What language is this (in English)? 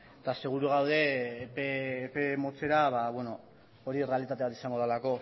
Basque